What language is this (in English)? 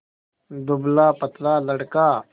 Hindi